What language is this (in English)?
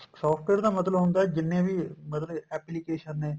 Punjabi